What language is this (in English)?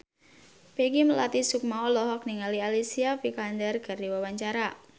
Sundanese